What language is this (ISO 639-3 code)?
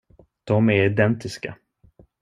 swe